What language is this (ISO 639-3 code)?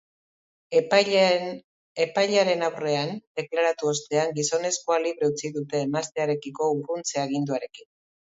eus